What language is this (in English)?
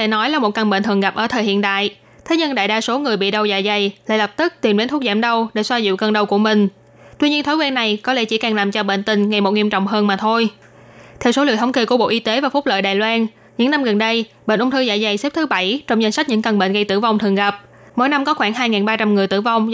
Vietnamese